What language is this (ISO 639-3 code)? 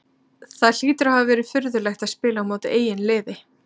isl